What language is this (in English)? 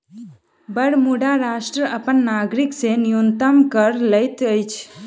Maithili